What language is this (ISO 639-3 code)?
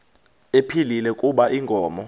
xho